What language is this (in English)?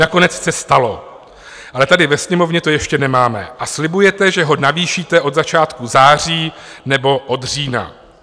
Czech